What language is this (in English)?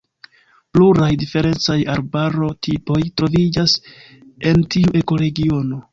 Esperanto